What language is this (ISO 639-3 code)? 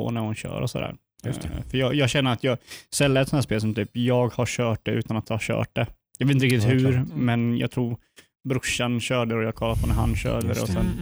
swe